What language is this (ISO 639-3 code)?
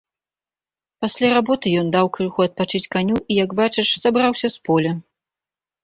bel